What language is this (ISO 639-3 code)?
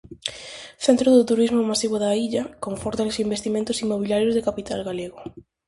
glg